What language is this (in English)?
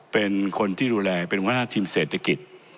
Thai